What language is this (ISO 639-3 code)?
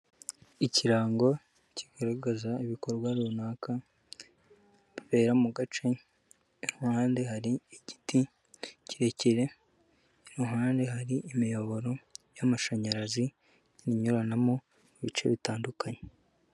kin